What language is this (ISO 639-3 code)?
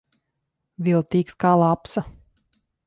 lav